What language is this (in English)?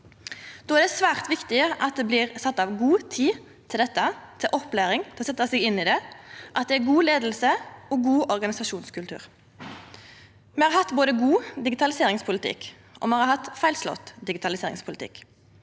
Norwegian